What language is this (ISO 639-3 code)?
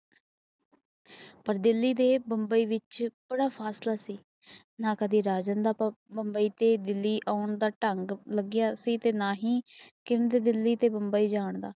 pan